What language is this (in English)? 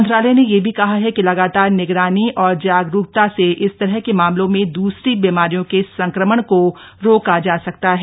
Hindi